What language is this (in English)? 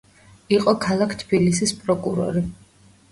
Georgian